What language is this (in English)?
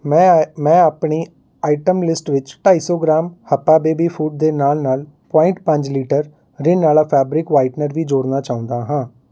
Punjabi